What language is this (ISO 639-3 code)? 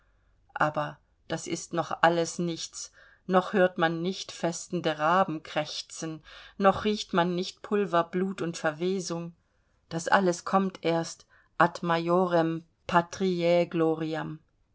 deu